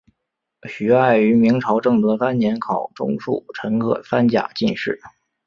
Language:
Chinese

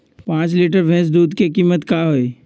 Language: Magahi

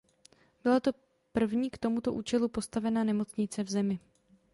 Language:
Czech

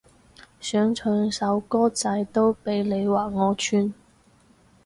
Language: Cantonese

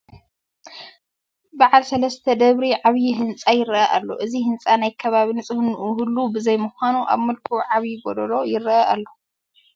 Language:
Tigrinya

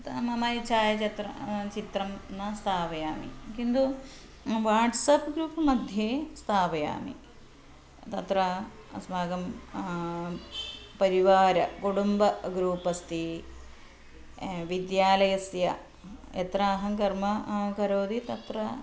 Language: Sanskrit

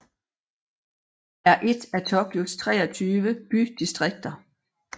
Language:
Danish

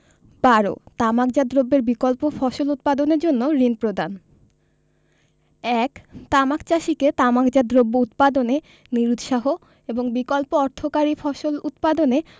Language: Bangla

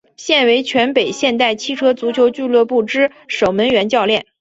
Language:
Chinese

